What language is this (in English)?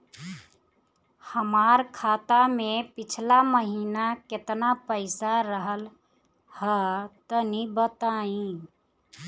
Bhojpuri